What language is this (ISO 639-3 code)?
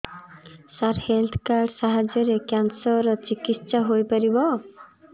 ori